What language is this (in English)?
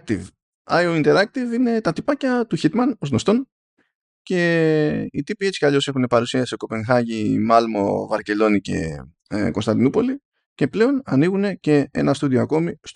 Greek